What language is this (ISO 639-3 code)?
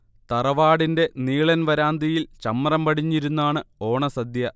mal